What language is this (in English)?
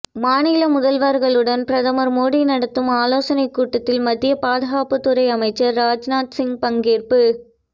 Tamil